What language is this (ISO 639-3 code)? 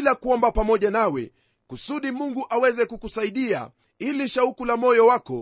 swa